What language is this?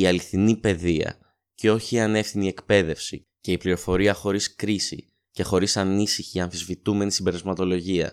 Greek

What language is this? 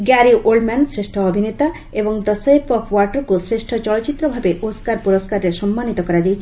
Odia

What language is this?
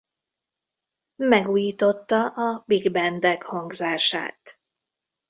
Hungarian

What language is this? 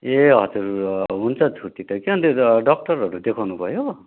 Nepali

